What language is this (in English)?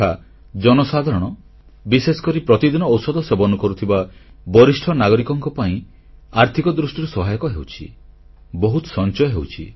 Odia